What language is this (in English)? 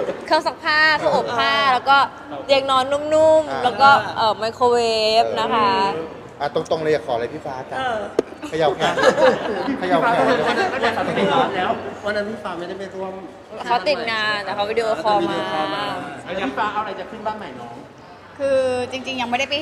Thai